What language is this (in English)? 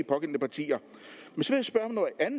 Danish